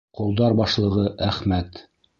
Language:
Bashkir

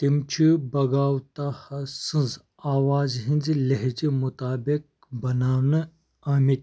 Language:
Kashmiri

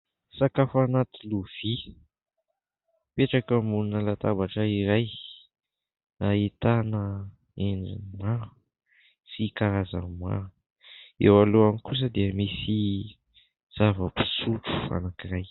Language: Malagasy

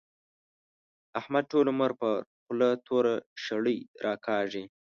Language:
Pashto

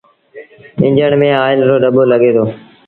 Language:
Sindhi Bhil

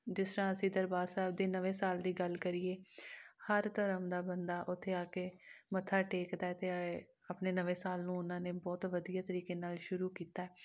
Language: Punjabi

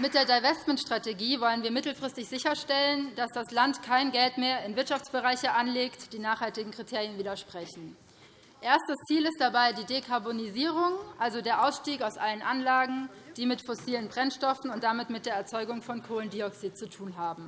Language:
German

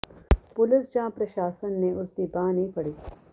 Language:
Punjabi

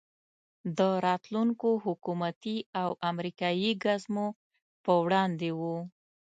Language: Pashto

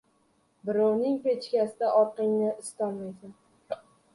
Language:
Uzbek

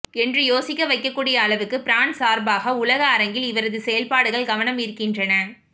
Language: Tamil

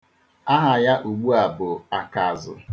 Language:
Igbo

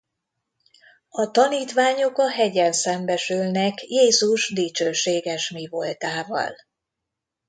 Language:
Hungarian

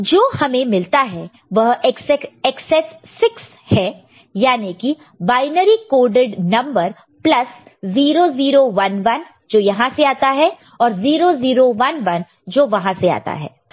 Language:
Hindi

